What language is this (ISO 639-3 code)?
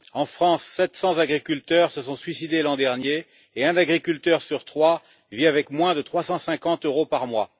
fra